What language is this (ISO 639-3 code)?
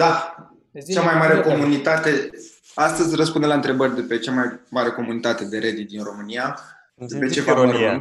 ron